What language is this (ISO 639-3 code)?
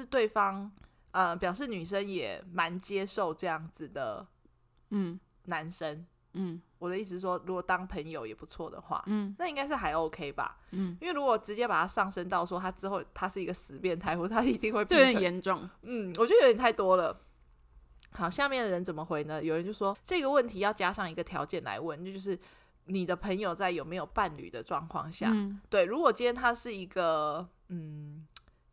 zho